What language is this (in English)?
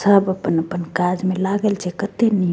Maithili